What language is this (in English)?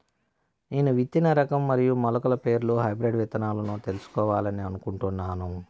Telugu